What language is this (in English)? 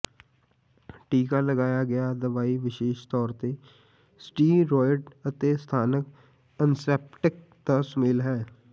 Punjabi